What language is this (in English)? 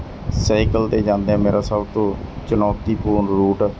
Punjabi